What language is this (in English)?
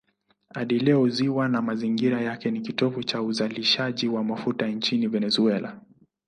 Swahili